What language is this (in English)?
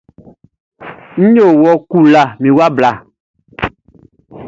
Baoulé